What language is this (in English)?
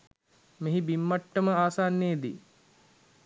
Sinhala